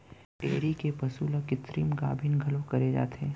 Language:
Chhattisgarhi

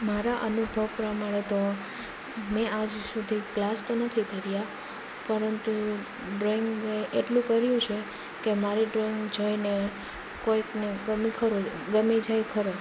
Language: Gujarati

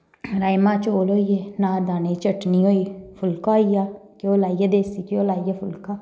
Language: Dogri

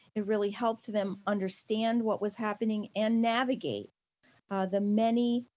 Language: English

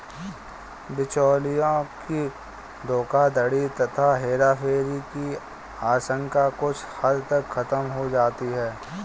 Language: Hindi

